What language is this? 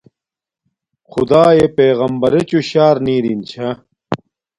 Domaaki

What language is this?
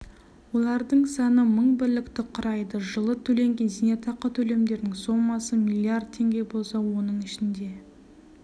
Kazakh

